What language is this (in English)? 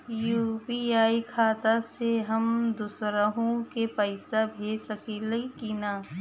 Bhojpuri